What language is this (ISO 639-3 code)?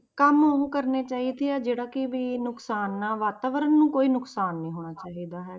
pan